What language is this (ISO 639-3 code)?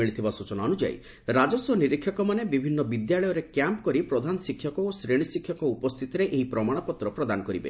ori